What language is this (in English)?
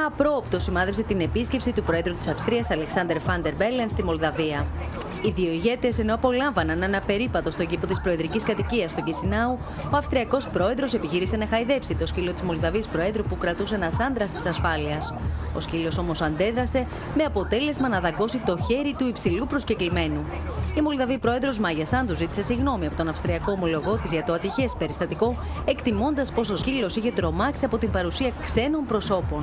Greek